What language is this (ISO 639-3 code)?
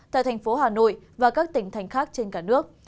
vie